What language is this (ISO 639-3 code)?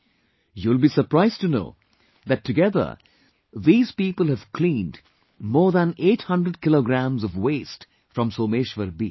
eng